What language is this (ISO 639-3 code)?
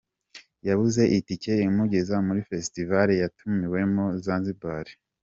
kin